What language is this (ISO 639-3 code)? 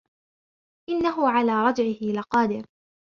ara